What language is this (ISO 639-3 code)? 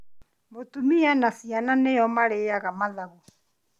kik